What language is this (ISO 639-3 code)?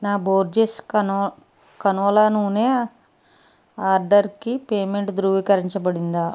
tel